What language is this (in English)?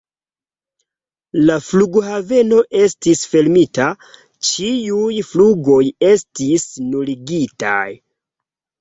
Esperanto